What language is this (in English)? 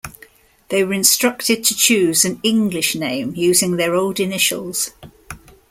English